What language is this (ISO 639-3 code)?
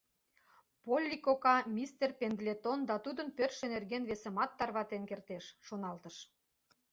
chm